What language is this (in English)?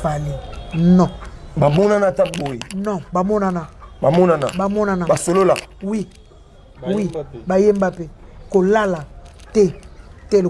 French